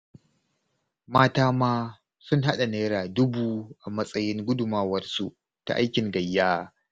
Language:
Hausa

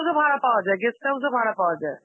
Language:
Bangla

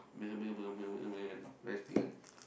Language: English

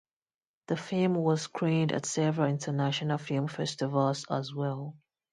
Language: English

